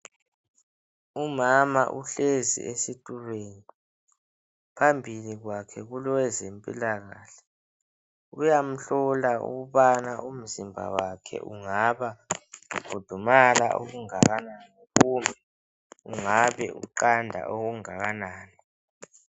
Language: North Ndebele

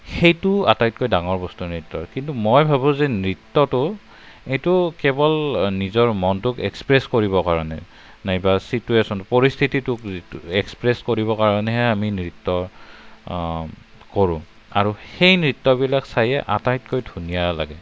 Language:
Assamese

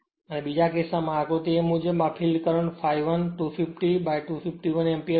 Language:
Gujarati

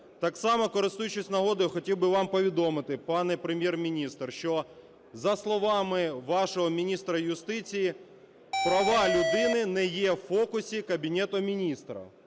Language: Ukrainian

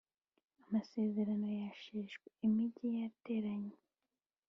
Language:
Kinyarwanda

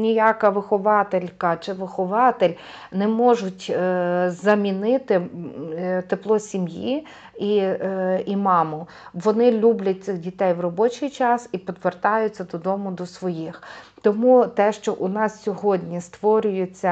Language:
Ukrainian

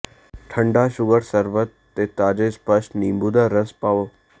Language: Punjabi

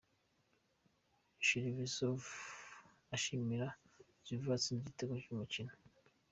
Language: Kinyarwanda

